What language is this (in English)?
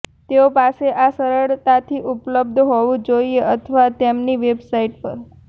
Gujarati